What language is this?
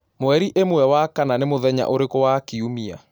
Kikuyu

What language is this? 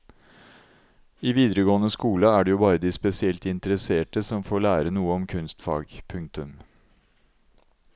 Norwegian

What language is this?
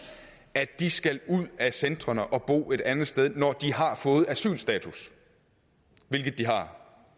Danish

